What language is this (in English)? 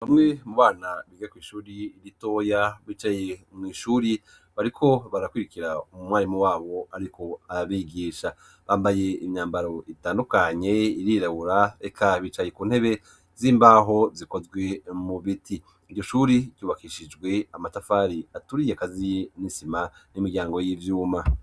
Rundi